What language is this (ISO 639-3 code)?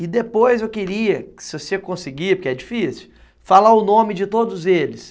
por